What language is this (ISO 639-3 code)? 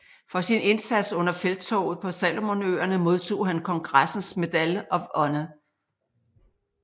dan